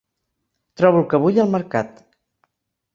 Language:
Catalan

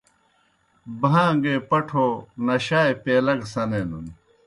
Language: Kohistani Shina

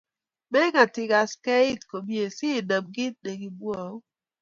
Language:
Kalenjin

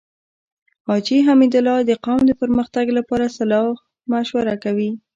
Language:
Pashto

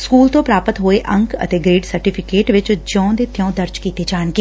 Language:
Punjabi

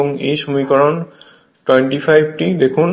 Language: Bangla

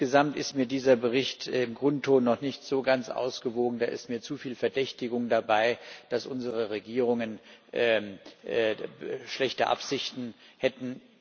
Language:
German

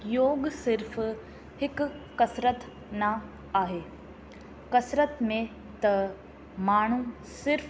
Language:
Sindhi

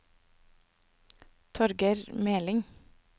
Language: Norwegian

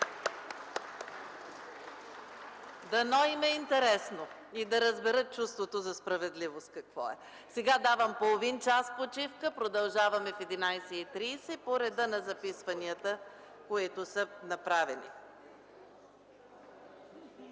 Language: Bulgarian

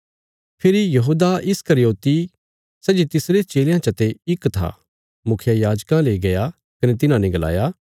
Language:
Bilaspuri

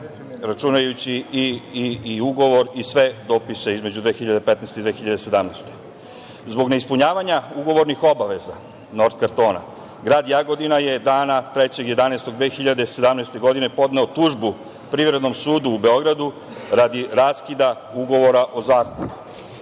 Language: Serbian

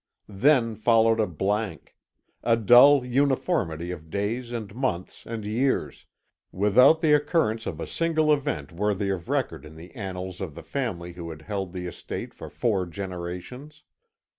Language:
English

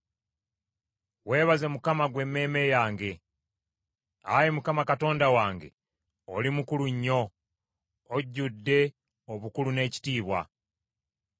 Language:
Ganda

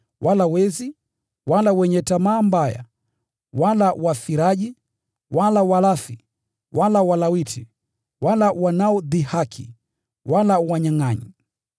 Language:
Swahili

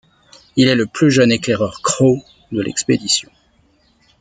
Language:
French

